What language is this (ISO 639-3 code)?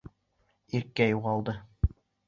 bak